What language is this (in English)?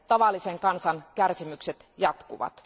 Finnish